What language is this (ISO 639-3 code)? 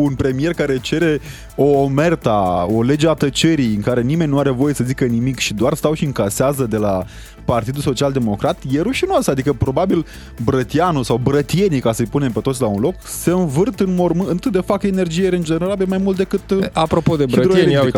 ron